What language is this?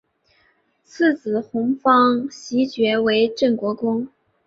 Chinese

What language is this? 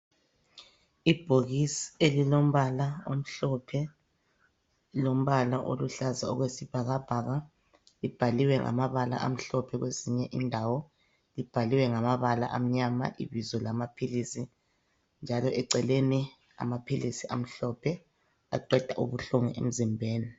North Ndebele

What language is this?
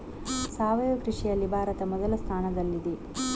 Kannada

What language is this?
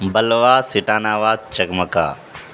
Urdu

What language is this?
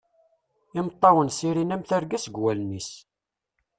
Kabyle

